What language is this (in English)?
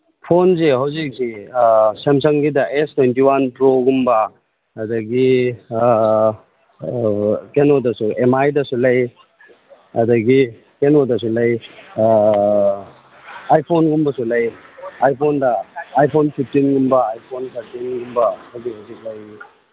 Manipuri